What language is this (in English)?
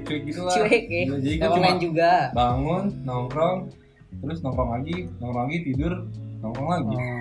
Indonesian